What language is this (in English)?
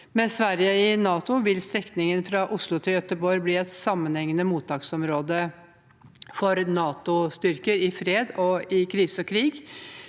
Norwegian